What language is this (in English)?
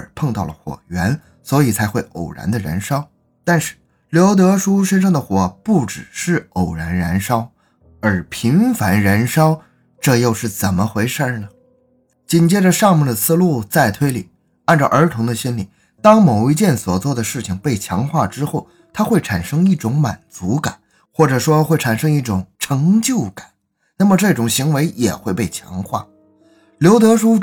Chinese